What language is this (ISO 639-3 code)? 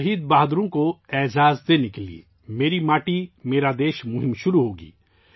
urd